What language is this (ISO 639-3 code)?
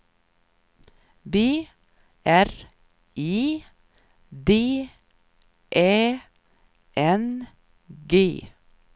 swe